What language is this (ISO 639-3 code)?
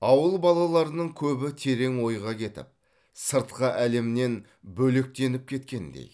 kaz